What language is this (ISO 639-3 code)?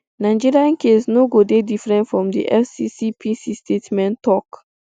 pcm